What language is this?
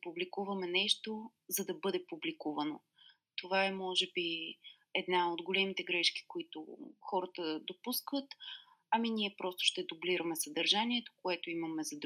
Bulgarian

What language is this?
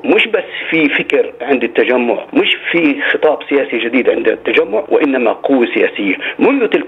Arabic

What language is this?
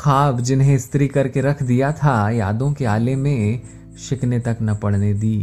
Hindi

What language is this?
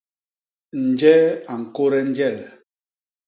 Basaa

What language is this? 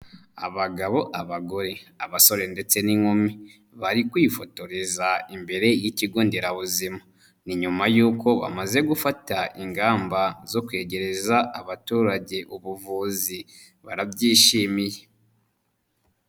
Kinyarwanda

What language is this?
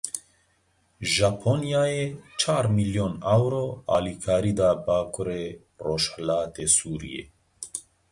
Kurdish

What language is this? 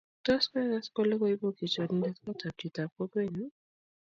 Kalenjin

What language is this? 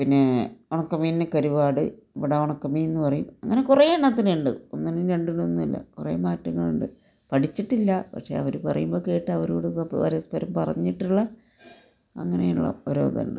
Malayalam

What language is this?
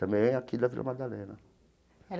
Portuguese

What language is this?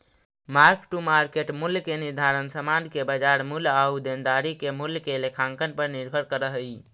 Magahi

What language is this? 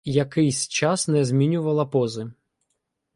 Ukrainian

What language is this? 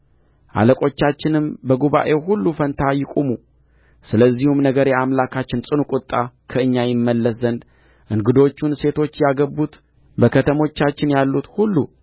Amharic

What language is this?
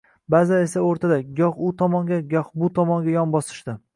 Uzbek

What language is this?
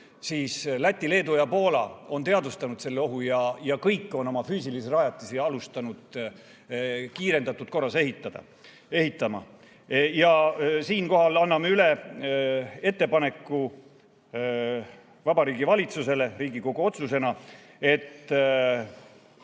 Estonian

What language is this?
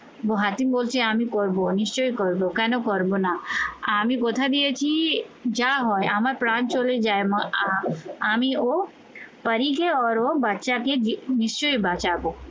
Bangla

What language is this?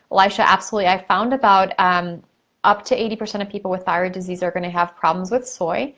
English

